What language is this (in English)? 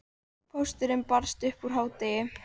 Icelandic